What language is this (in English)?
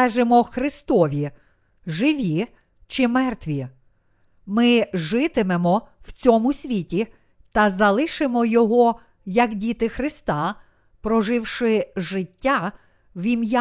Ukrainian